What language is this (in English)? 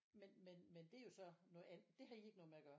Danish